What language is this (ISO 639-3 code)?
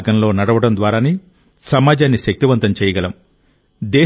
tel